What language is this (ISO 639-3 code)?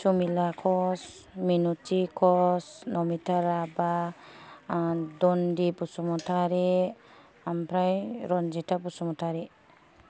brx